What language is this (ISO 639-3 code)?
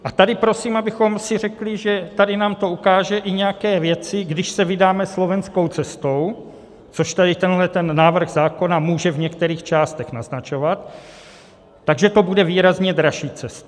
ces